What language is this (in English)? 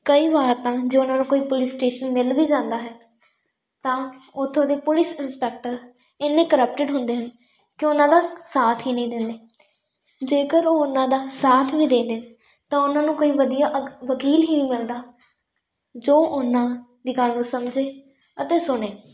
Punjabi